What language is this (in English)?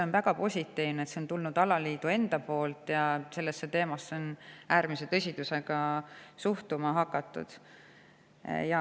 Estonian